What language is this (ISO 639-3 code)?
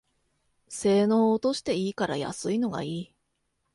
jpn